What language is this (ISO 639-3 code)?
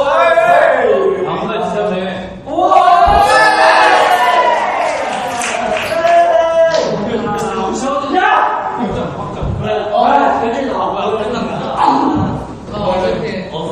kor